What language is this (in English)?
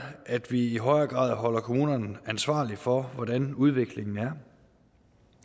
Danish